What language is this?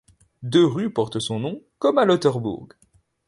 French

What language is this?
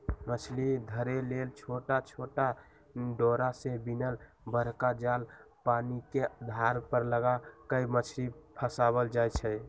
Magahi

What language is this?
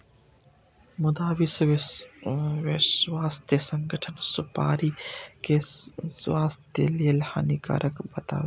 Maithili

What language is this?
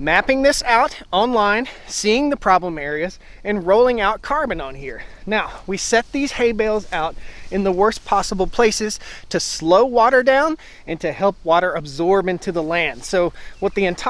English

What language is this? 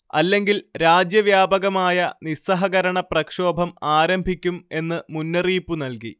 Malayalam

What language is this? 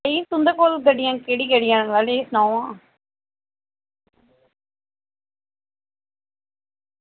Dogri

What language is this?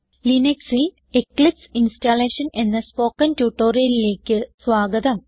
Malayalam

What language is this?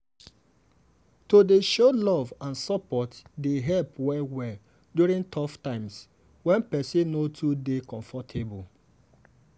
Nigerian Pidgin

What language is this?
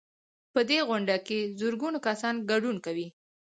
Pashto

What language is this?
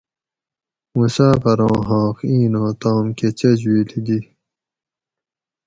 Gawri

